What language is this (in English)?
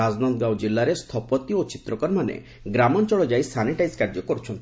Odia